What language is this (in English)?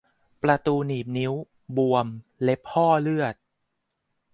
Thai